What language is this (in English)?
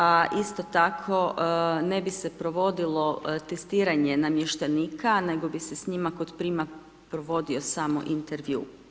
Croatian